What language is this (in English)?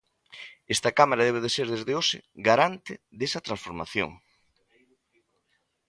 Galician